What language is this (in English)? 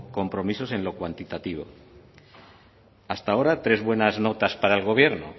Spanish